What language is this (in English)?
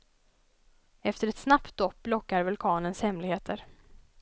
Swedish